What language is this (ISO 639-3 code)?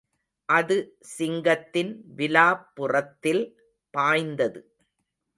tam